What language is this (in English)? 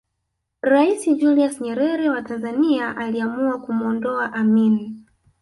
Swahili